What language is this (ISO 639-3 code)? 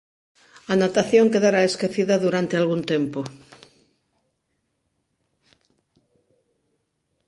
glg